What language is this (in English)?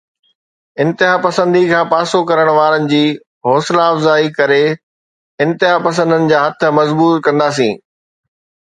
Sindhi